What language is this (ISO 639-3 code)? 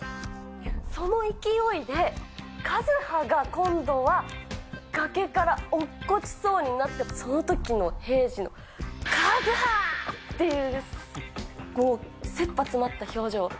jpn